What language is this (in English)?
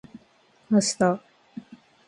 Japanese